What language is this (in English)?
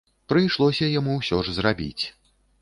Belarusian